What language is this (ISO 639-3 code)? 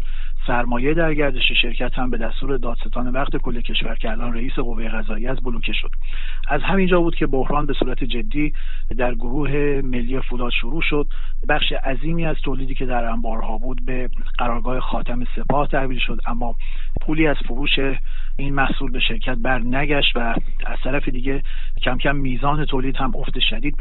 fas